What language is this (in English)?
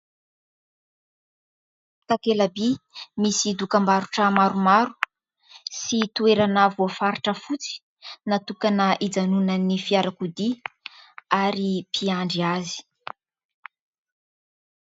Malagasy